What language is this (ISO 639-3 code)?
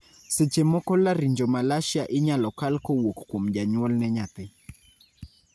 luo